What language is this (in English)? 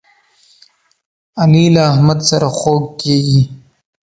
Pashto